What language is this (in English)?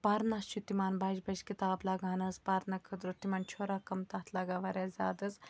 Kashmiri